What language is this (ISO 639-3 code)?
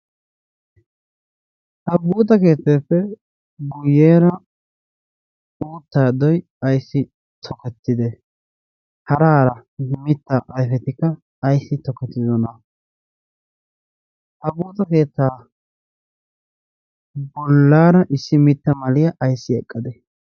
wal